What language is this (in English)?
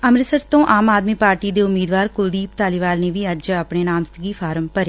Punjabi